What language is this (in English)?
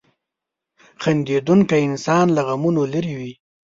Pashto